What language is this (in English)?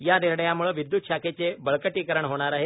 Marathi